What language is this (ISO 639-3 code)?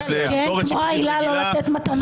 heb